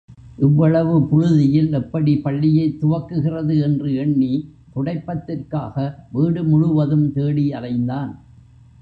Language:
Tamil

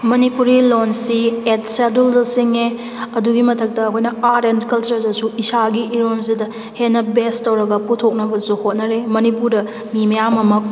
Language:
Manipuri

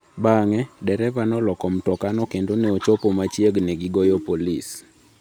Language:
Luo (Kenya and Tanzania)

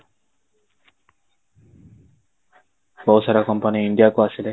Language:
Odia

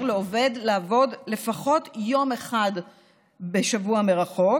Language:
Hebrew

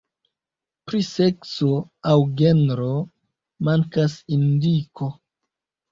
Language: Esperanto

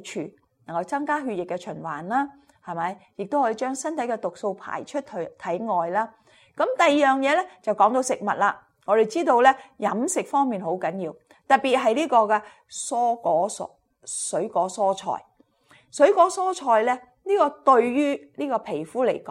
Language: Chinese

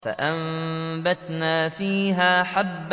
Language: Arabic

